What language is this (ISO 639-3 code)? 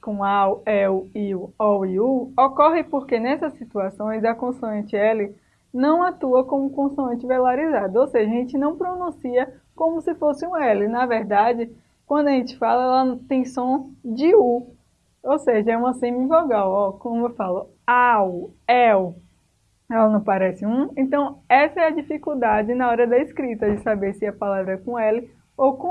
por